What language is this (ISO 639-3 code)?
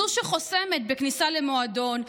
heb